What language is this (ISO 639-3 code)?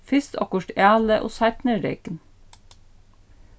fao